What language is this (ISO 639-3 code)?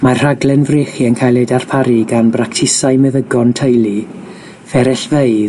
cym